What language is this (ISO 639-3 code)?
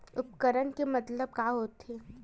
hne